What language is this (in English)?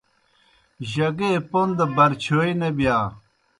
Kohistani Shina